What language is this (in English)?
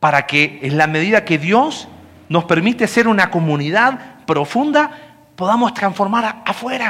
Spanish